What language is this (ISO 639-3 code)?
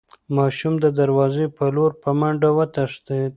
pus